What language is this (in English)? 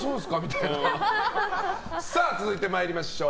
Japanese